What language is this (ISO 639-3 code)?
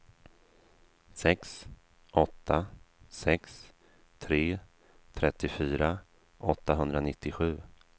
swe